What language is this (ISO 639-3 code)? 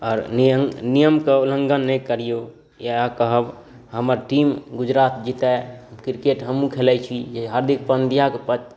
mai